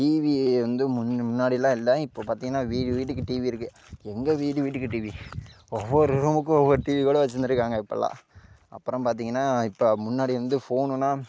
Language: Tamil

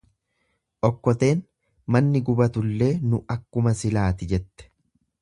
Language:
Oromo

